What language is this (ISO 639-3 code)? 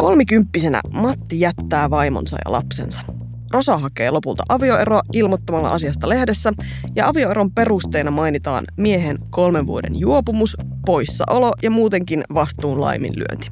fin